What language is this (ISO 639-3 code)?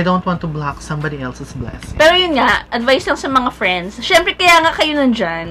fil